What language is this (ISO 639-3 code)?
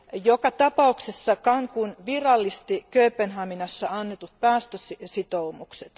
fin